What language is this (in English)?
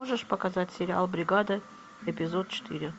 Russian